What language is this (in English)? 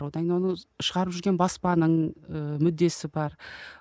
Kazakh